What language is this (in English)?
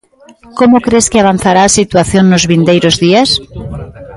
Galician